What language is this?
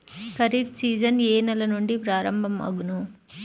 Telugu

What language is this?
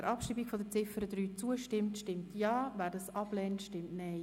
Swiss German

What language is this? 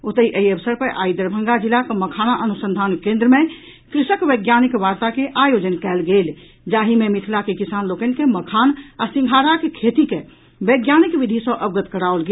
Maithili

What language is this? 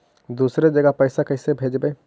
Magahi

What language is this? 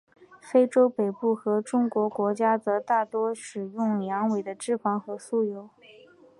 Chinese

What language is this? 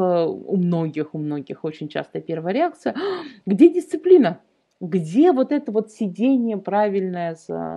Russian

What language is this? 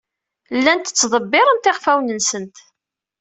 Kabyle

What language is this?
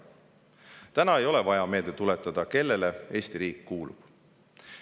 Estonian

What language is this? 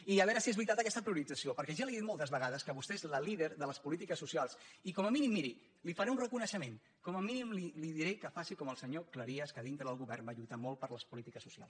Catalan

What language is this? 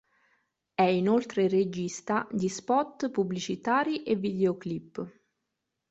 Italian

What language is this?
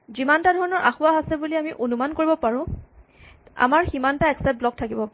Assamese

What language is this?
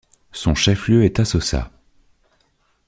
French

